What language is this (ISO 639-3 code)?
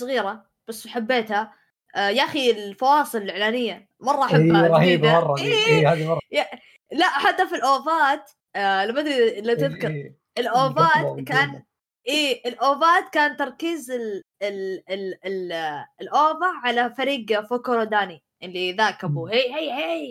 ara